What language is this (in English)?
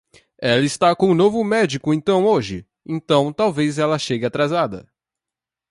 Portuguese